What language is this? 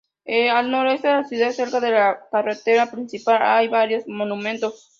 Spanish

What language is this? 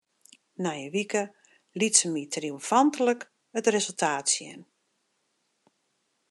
Western Frisian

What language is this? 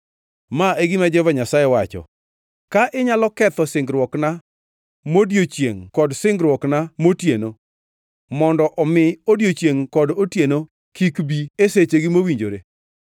Luo (Kenya and Tanzania)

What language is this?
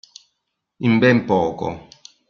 Italian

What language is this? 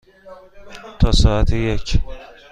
Persian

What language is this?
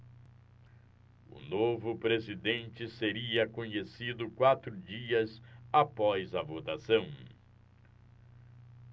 Portuguese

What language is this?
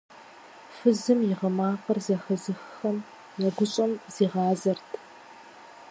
Kabardian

